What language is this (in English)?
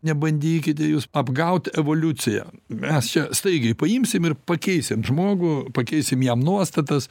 Lithuanian